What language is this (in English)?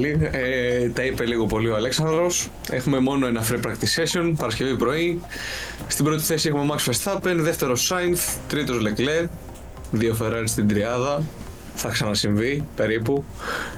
Greek